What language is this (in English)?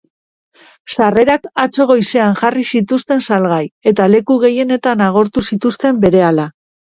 Basque